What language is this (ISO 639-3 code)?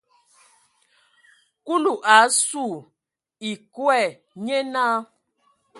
ewo